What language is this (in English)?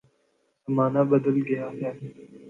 Urdu